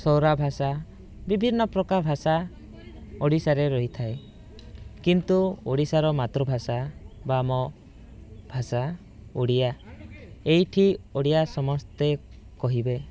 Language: Odia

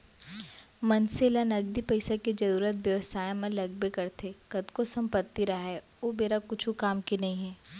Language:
Chhattisgarhi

